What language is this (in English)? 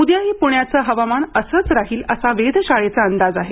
Marathi